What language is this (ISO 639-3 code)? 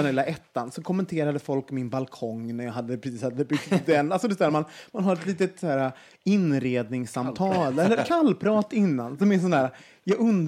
swe